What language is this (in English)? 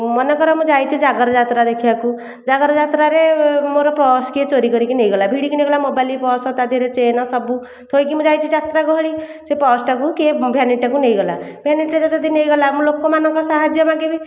Odia